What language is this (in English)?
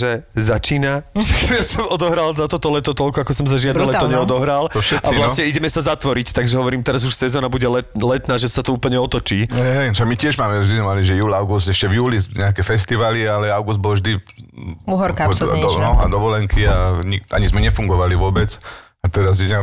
Slovak